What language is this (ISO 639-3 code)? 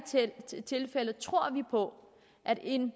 dan